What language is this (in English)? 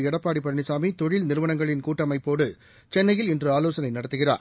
Tamil